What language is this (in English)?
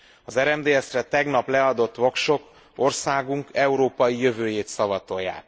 Hungarian